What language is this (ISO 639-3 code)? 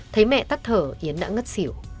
vie